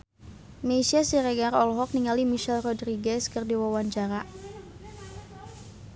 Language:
Sundanese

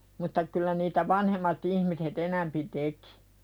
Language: Finnish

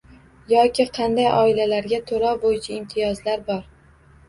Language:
Uzbek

